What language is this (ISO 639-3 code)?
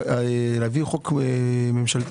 heb